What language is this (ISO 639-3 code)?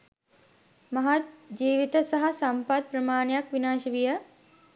sin